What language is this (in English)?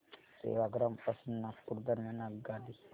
Marathi